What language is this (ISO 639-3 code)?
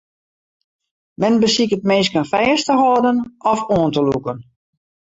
fry